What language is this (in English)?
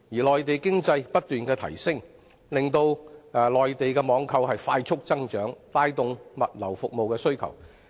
Cantonese